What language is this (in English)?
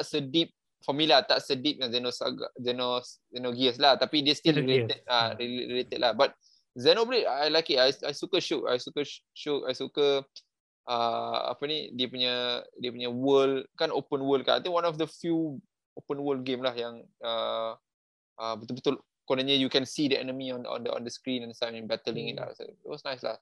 Malay